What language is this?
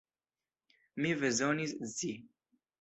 Esperanto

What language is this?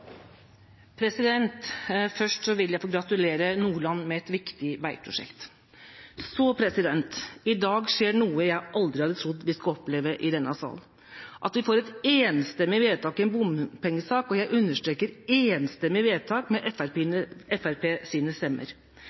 Norwegian Bokmål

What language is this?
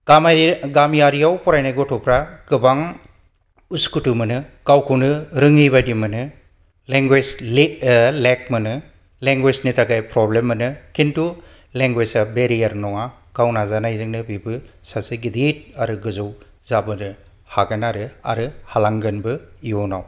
Bodo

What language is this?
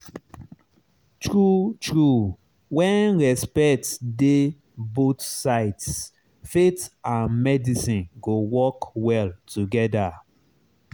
Nigerian Pidgin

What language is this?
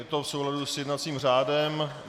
Czech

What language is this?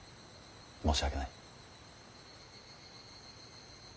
Japanese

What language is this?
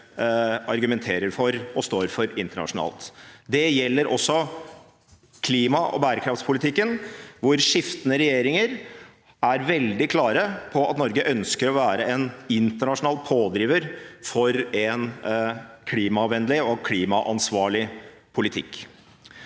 Norwegian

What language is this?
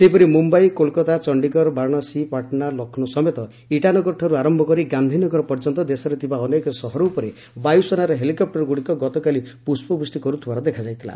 Odia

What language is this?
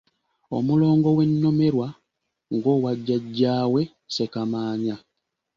Ganda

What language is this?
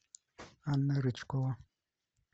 Russian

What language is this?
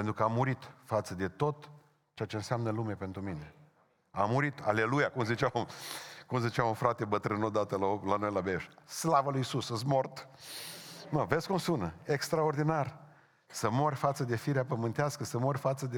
Romanian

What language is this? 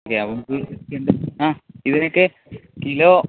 Malayalam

